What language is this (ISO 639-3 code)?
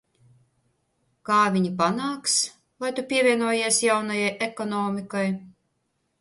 lav